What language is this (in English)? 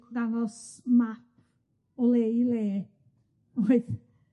Welsh